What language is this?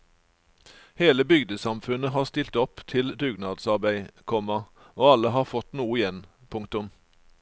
Norwegian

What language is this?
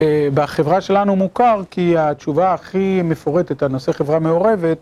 Hebrew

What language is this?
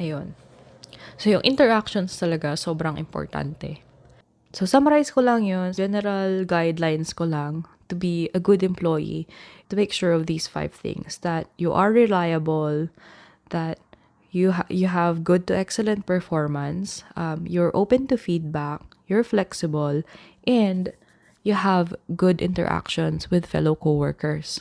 Filipino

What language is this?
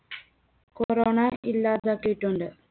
Malayalam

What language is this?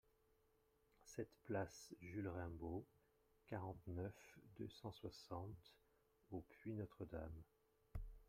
French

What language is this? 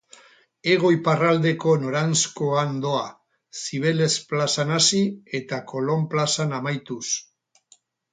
Basque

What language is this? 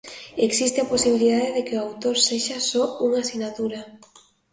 Galician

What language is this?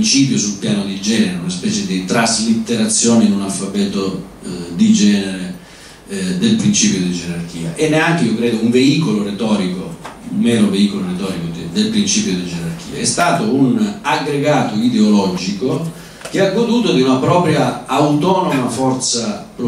Italian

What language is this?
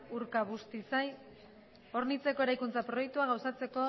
Basque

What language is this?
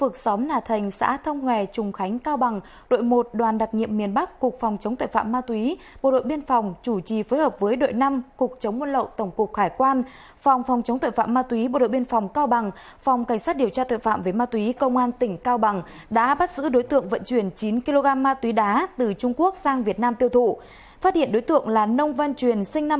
Vietnamese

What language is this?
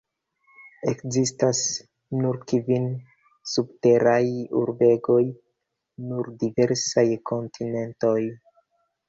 Esperanto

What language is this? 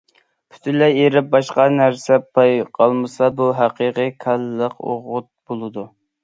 Uyghur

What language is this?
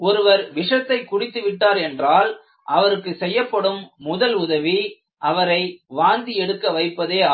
Tamil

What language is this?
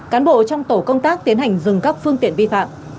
Vietnamese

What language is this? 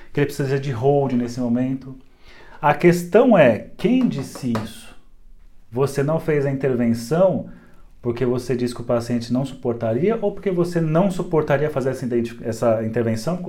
Portuguese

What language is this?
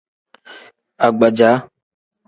Tem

